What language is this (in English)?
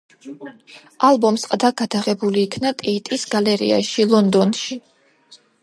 Georgian